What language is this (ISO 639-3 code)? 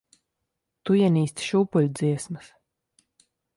lav